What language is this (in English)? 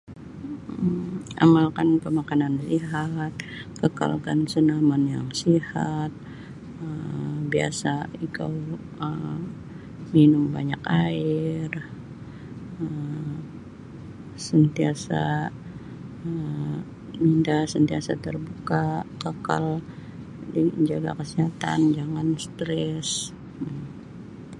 Sabah Bisaya